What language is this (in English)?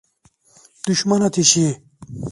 Turkish